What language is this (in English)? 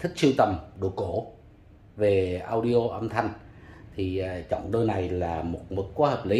Vietnamese